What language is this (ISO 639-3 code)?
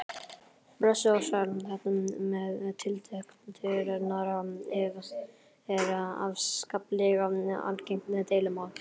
isl